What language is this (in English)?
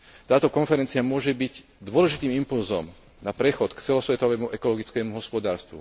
Slovak